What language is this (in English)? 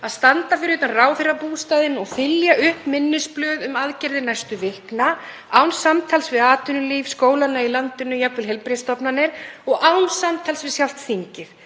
Icelandic